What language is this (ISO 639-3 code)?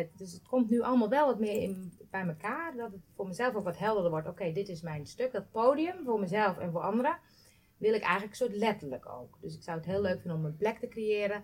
nld